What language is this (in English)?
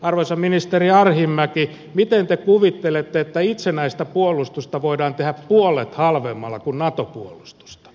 Finnish